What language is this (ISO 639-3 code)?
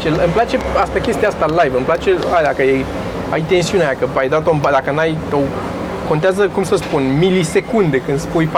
ron